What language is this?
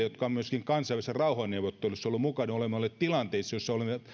Finnish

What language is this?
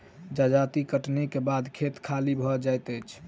Maithili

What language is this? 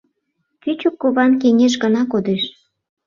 Mari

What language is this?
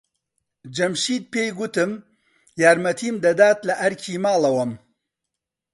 Central Kurdish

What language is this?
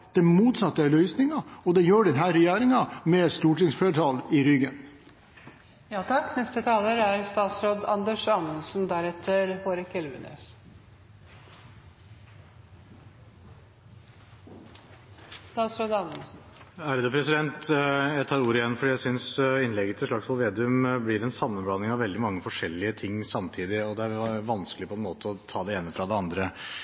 Norwegian Bokmål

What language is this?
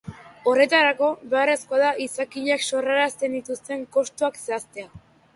Basque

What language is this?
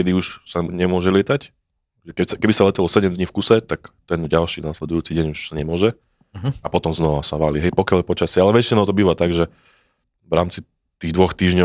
Slovak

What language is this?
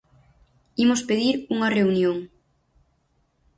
Galician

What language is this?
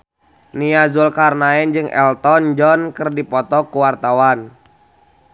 Sundanese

